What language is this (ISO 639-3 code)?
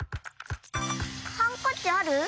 jpn